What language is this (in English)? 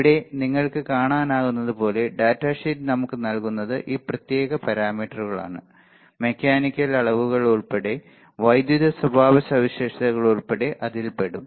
Malayalam